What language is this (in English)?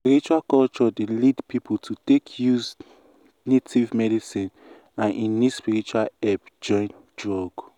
Nigerian Pidgin